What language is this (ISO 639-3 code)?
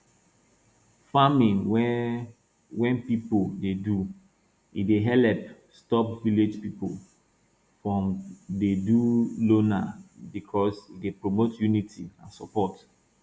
pcm